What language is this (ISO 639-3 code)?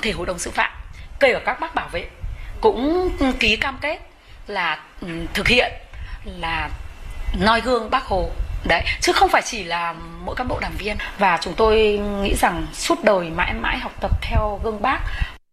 vie